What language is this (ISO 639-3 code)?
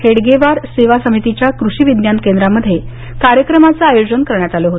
mar